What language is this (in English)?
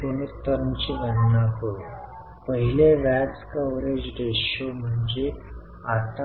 Marathi